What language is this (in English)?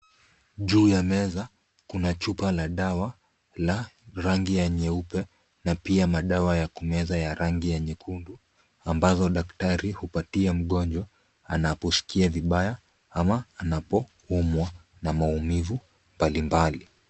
Swahili